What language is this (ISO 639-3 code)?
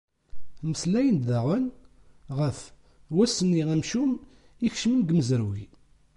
kab